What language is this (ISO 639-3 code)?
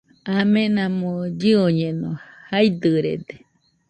hux